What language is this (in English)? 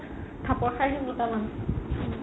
Assamese